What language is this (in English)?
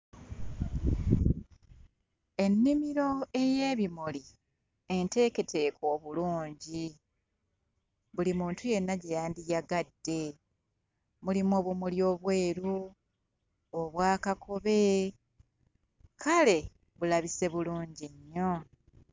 Ganda